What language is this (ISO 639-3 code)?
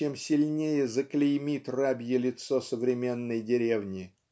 rus